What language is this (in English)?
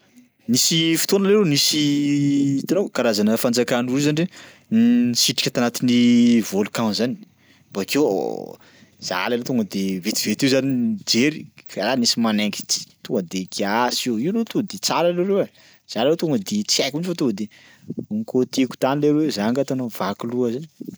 Sakalava Malagasy